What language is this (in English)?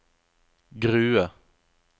Norwegian